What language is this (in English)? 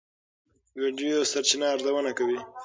Pashto